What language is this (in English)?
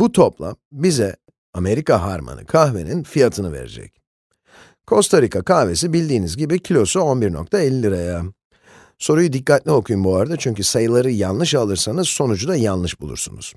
Turkish